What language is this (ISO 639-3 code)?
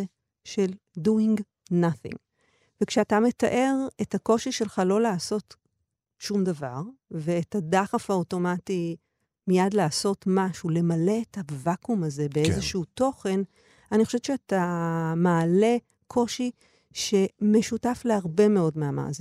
heb